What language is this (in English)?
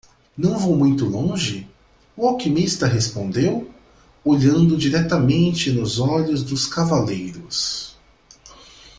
Portuguese